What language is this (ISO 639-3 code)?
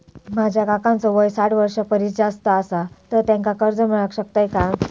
mar